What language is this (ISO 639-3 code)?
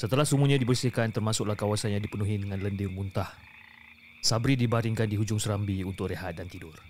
msa